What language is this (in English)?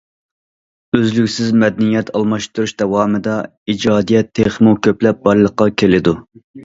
Uyghur